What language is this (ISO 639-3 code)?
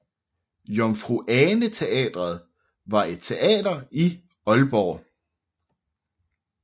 dan